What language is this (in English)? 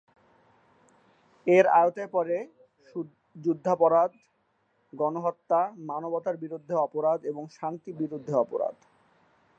Bangla